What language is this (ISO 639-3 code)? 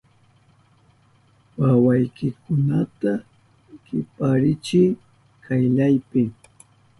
qup